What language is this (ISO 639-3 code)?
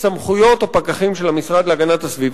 heb